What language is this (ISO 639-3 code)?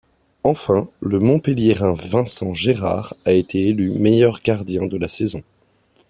fra